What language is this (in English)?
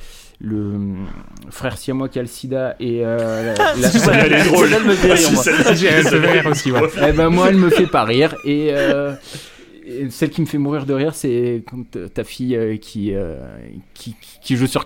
French